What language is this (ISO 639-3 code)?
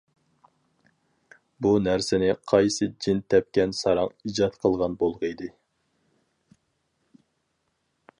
uig